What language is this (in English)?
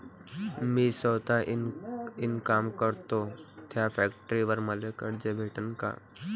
Marathi